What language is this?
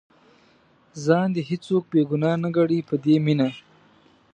Pashto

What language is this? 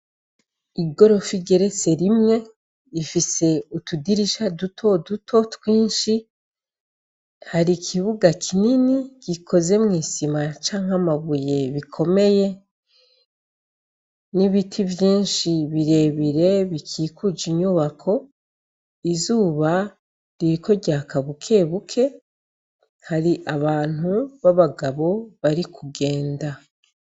Rundi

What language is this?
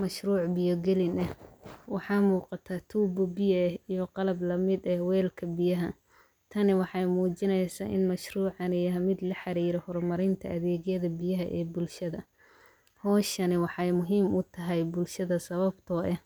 Somali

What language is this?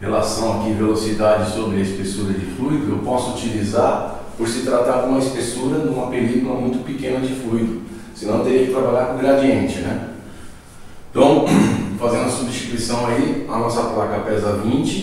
Portuguese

